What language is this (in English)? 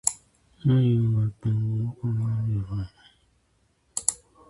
Japanese